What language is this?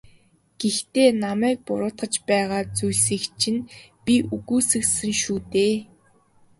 Mongolian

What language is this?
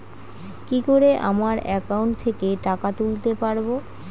Bangla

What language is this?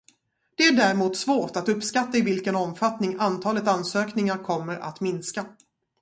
Swedish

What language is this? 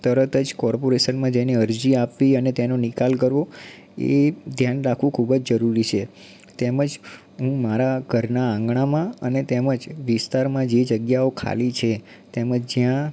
Gujarati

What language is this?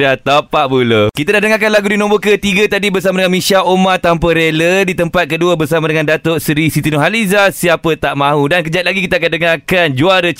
Malay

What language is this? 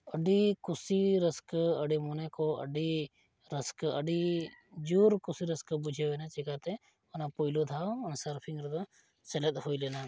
Santali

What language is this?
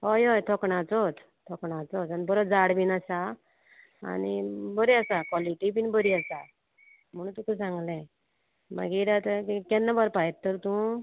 Konkani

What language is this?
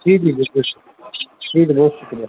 Urdu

